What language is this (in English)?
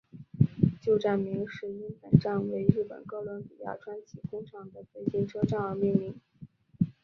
Chinese